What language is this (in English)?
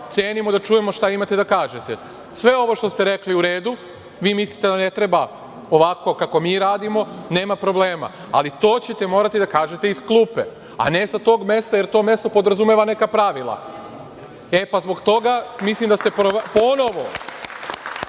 Serbian